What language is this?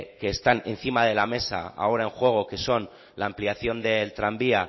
Spanish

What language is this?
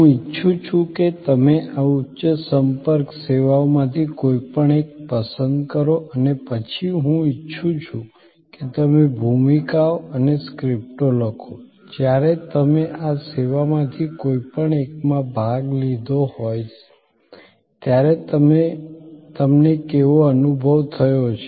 Gujarati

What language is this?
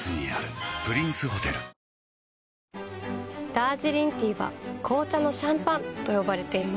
Japanese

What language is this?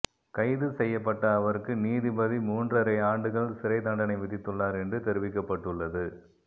Tamil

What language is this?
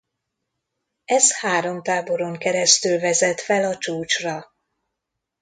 Hungarian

